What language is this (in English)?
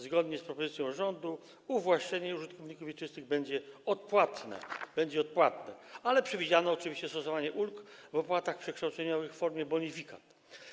Polish